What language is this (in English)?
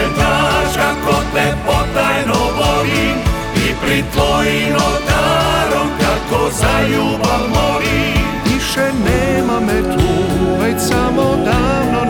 Croatian